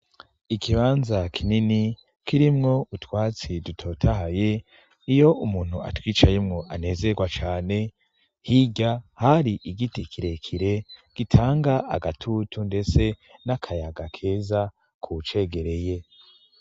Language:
Rundi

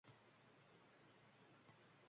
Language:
Uzbek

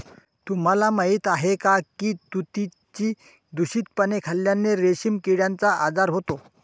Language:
Marathi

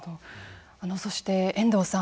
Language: Japanese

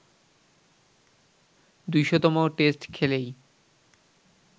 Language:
Bangla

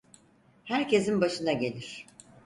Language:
Turkish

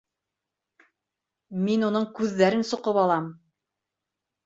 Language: Bashkir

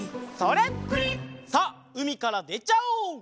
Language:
Japanese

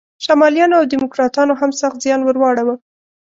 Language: Pashto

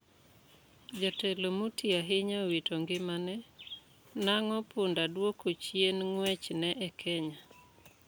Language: Luo (Kenya and Tanzania)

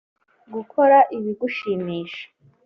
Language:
Kinyarwanda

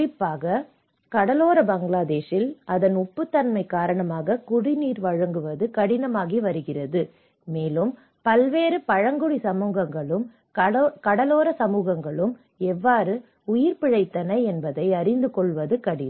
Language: Tamil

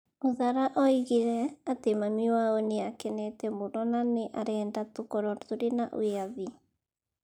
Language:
Kikuyu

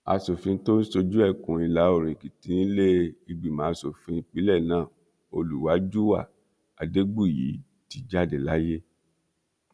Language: Yoruba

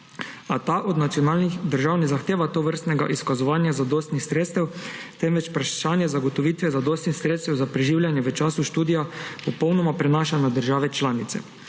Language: Slovenian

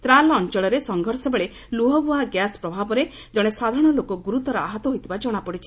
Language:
Odia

